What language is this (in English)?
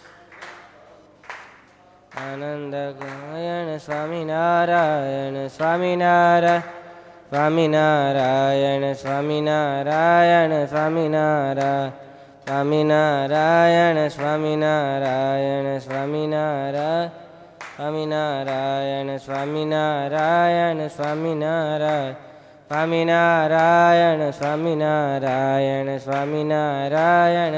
Gujarati